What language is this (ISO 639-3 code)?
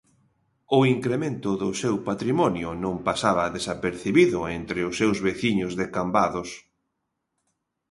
glg